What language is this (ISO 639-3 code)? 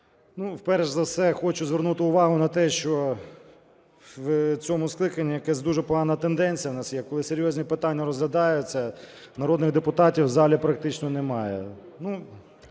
ukr